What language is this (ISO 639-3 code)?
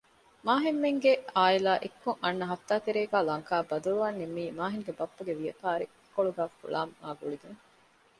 div